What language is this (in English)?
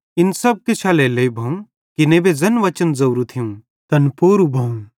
Bhadrawahi